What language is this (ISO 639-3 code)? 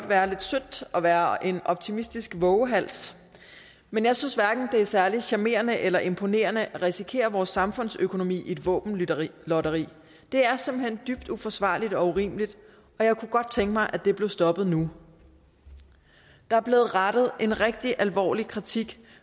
dan